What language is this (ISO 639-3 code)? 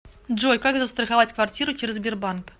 rus